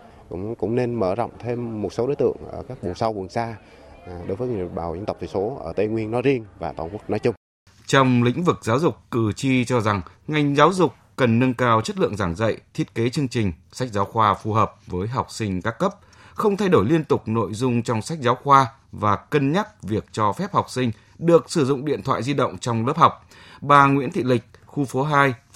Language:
Vietnamese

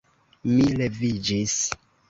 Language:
Esperanto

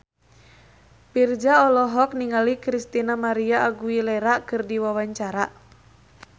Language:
Sundanese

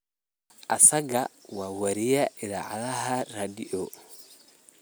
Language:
Somali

